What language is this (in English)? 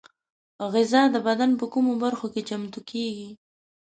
Pashto